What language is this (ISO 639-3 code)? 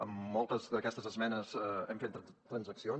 cat